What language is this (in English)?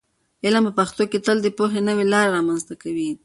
Pashto